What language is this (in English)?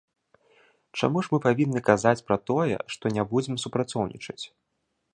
Belarusian